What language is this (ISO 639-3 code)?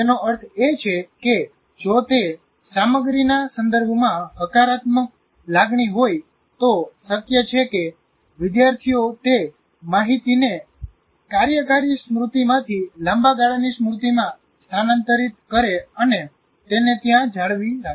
guj